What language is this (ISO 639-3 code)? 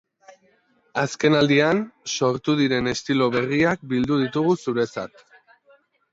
eus